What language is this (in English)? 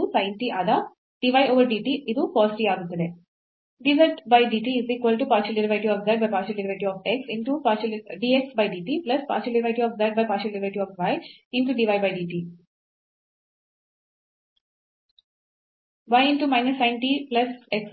Kannada